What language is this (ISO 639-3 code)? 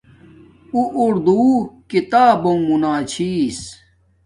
dmk